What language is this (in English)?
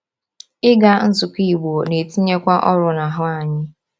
Igbo